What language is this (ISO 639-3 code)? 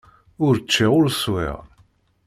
kab